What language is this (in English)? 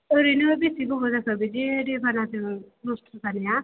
Bodo